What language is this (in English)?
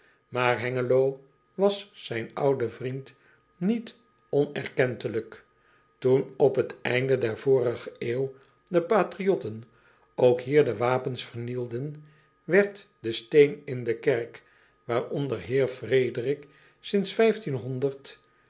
Dutch